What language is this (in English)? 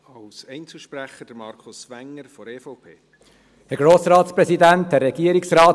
Swiss German